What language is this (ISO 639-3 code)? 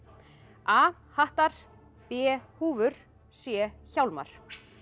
isl